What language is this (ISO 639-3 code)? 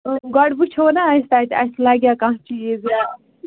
kas